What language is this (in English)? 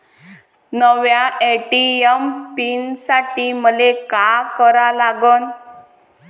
Marathi